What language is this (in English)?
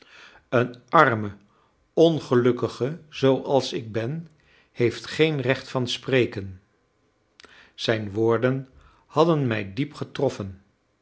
Dutch